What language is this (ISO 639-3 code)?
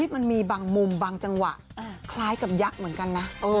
tha